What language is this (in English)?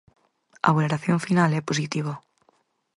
Galician